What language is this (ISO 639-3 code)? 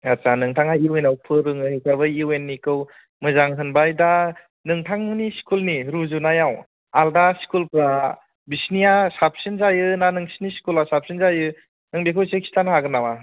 brx